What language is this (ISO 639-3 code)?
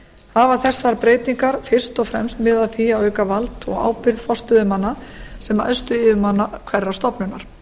isl